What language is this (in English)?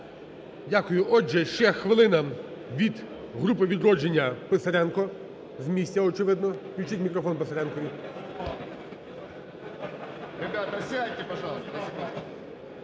Ukrainian